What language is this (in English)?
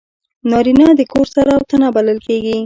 Pashto